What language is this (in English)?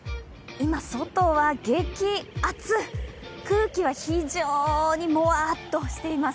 Japanese